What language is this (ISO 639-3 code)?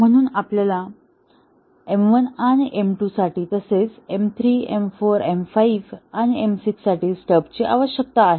mar